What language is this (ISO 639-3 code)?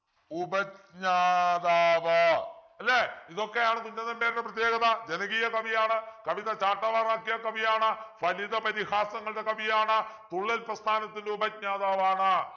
mal